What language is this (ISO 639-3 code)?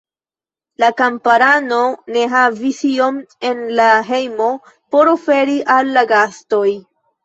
epo